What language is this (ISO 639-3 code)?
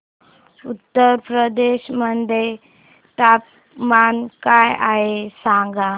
mar